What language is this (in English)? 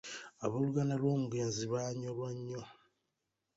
Ganda